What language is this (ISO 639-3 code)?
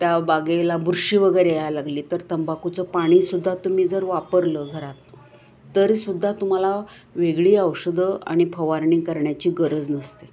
mar